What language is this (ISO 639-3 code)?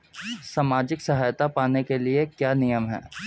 hin